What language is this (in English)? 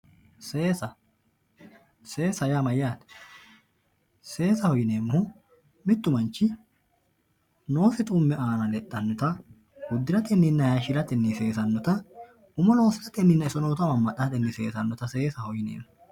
Sidamo